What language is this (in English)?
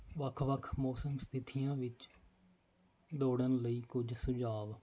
Punjabi